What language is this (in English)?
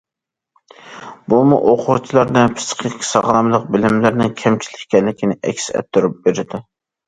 Uyghur